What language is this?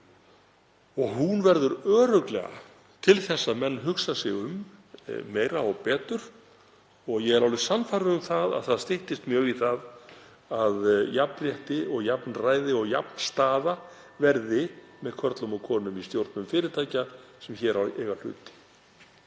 Icelandic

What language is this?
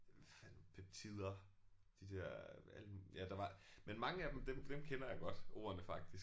Danish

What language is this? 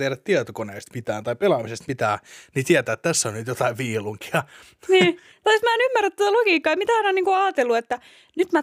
Finnish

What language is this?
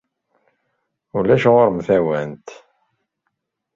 Kabyle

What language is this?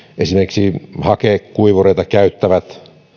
Finnish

